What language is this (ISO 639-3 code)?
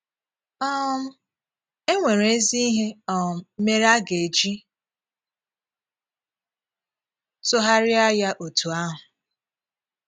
ibo